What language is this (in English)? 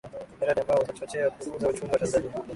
Swahili